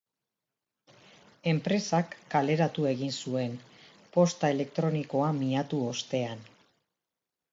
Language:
Basque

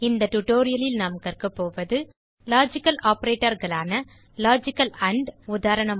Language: Tamil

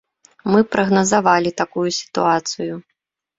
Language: Belarusian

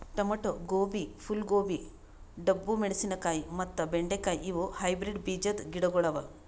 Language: Kannada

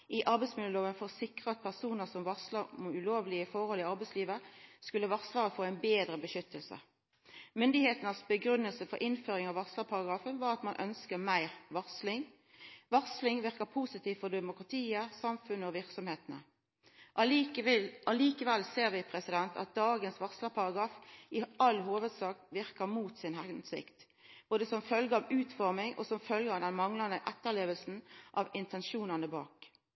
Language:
Norwegian Nynorsk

